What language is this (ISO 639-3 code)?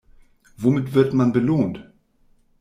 deu